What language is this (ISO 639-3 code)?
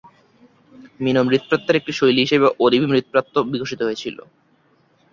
ben